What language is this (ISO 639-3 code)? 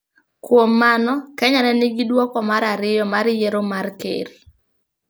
luo